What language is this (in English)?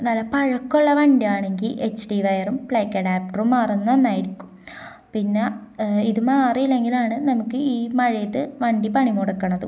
Malayalam